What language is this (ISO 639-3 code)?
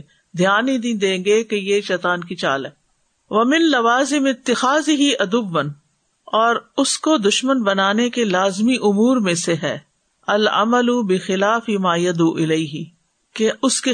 urd